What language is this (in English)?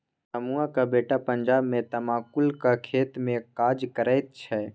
Maithili